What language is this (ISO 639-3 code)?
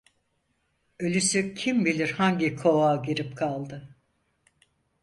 tur